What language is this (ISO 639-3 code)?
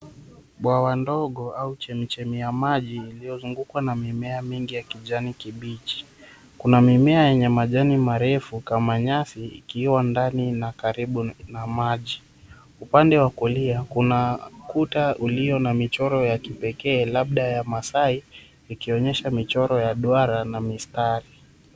swa